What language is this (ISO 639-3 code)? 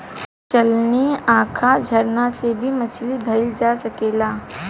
bho